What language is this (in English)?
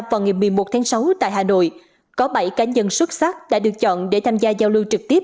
Vietnamese